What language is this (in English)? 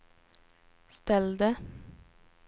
Swedish